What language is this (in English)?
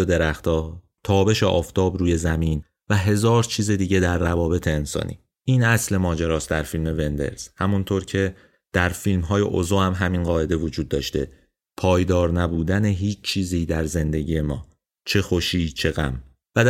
Persian